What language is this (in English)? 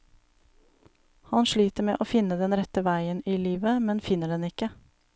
Norwegian